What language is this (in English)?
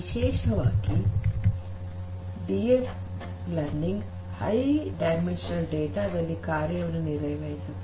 Kannada